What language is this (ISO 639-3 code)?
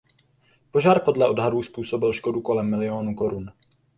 ces